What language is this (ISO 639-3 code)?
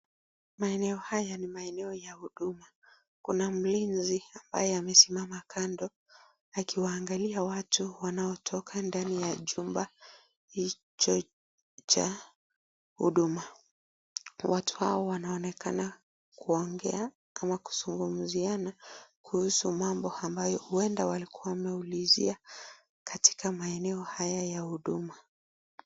swa